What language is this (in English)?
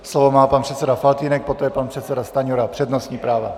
Czech